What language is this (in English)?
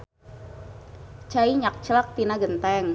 Sundanese